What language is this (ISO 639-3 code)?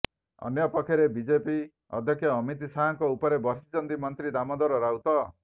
ori